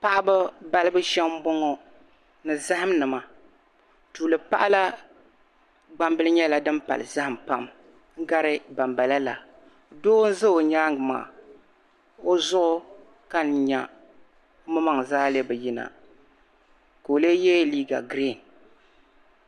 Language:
Dagbani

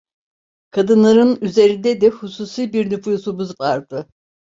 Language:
Turkish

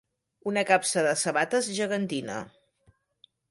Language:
Catalan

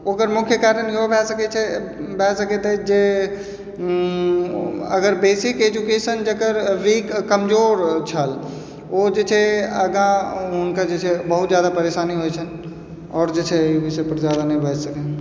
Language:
Maithili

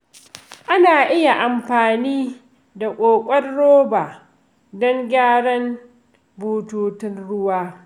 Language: Hausa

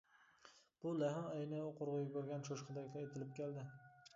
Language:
Uyghur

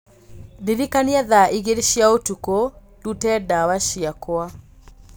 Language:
Kikuyu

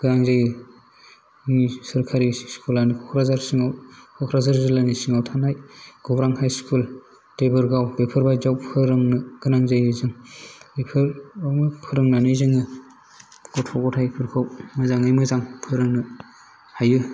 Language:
Bodo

